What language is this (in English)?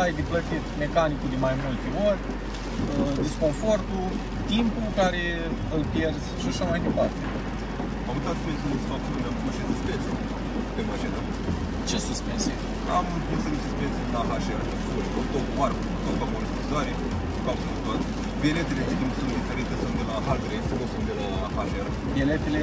Romanian